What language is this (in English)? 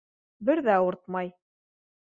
Bashkir